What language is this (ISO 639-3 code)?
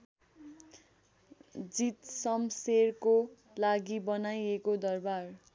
nep